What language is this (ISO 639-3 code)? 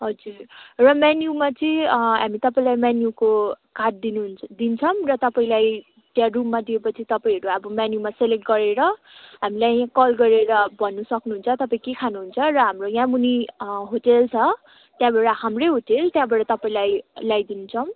nep